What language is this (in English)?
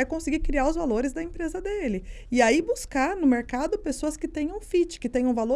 Portuguese